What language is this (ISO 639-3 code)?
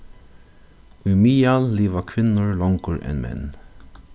fao